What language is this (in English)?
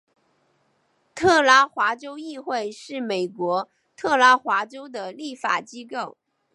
Chinese